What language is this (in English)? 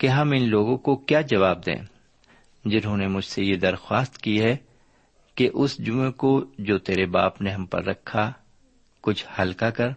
Urdu